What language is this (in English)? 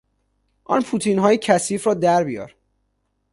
Persian